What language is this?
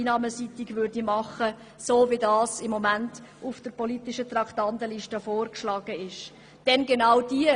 Swiss German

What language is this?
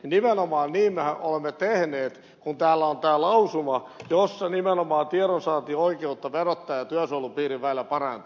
Finnish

